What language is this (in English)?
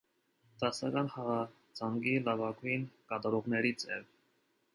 Armenian